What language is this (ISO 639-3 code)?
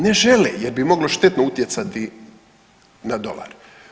hrv